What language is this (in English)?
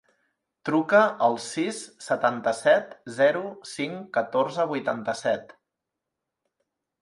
Catalan